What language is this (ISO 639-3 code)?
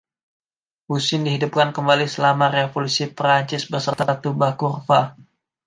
ind